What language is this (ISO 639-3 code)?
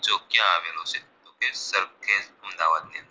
guj